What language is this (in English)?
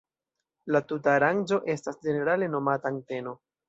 Esperanto